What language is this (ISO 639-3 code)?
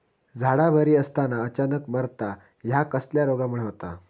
mar